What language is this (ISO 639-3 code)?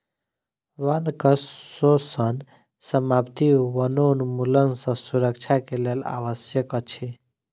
mai